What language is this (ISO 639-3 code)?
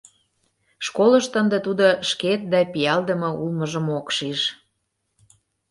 chm